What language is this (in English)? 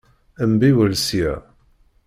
Kabyle